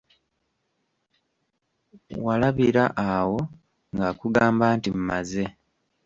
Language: Ganda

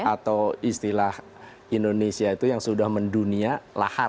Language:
Indonesian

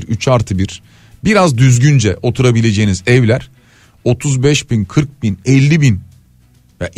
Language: Turkish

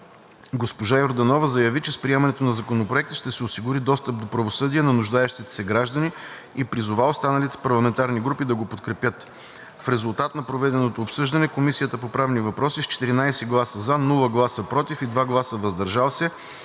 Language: Bulgarian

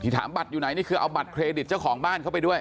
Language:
Thai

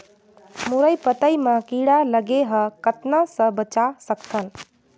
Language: Chhattisgarhi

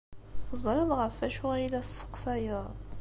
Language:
Kabyle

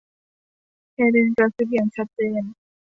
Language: Thai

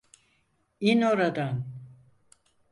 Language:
Turkish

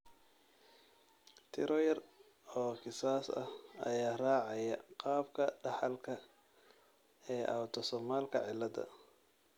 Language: Somali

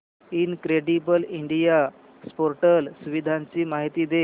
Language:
Marathi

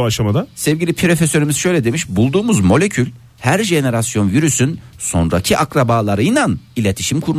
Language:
Turkish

